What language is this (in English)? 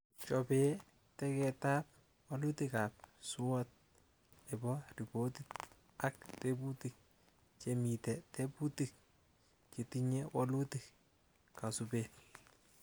Kalenjin